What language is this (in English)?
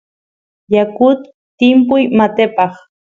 Santiago del Estero Quichua